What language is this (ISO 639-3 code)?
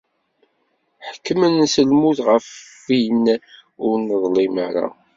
kab